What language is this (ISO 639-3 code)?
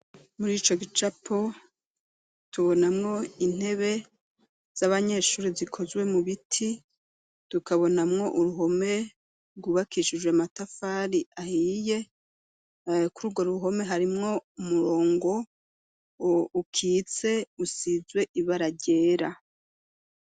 run